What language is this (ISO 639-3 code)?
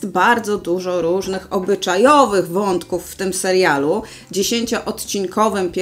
pol